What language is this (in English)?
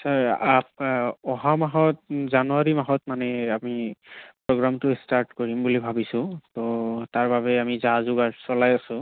Assamese